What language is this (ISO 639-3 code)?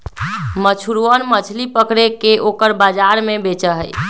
mag